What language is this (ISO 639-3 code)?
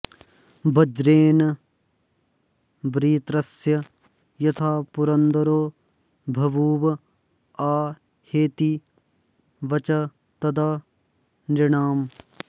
san